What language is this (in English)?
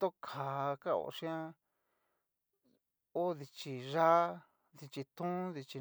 Cacaloxtepec Mixtec